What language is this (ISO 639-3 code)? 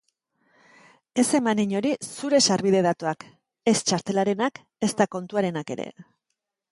eus